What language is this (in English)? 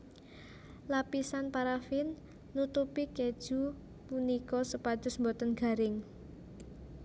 Javanese